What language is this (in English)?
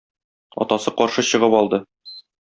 Tatar